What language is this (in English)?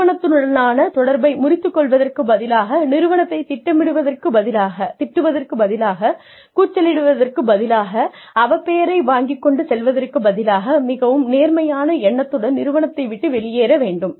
Tamil